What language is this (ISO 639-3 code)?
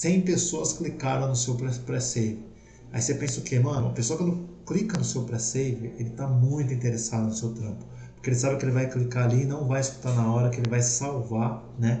por